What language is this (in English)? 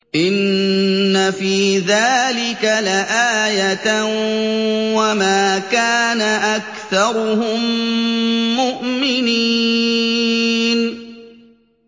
Arabic